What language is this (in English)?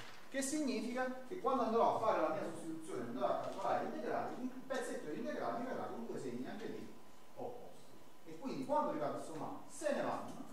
Italian